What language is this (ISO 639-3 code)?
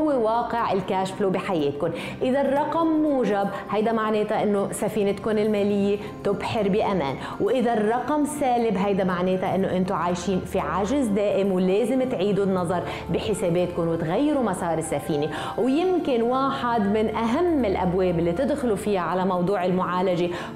ara